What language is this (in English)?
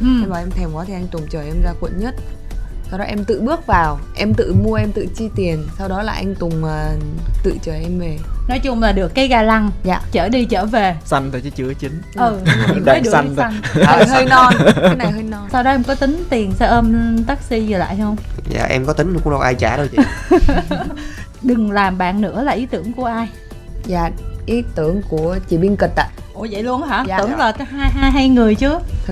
Vietnamese